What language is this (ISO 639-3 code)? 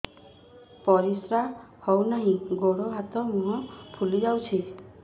ori